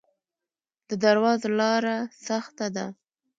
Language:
Pashto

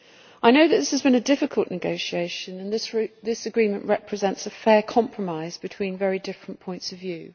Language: English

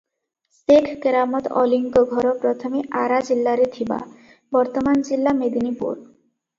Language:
Odia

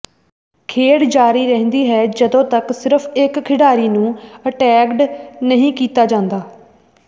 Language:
Punjabi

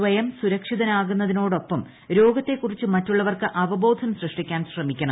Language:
Malayalam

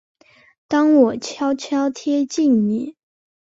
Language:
Chinese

